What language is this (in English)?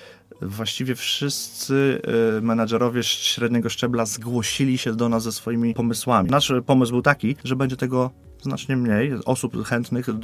Polish